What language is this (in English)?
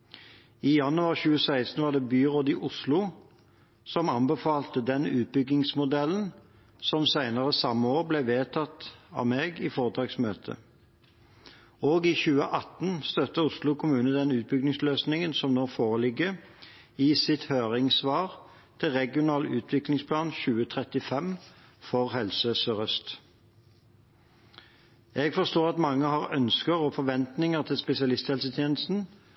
Norwegian Bokmål